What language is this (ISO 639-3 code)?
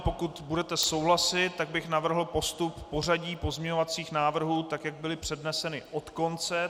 ces